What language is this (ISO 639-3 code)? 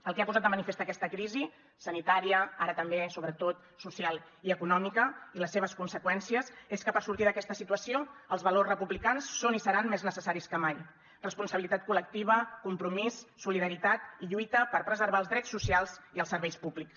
cat